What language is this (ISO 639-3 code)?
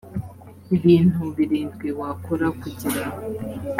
kin